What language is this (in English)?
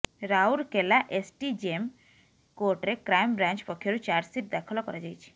Odia